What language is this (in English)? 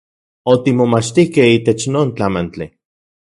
Central Puebla Nahuatl